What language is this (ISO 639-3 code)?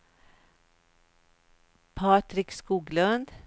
swe